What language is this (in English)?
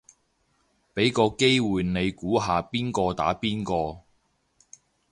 Cantonese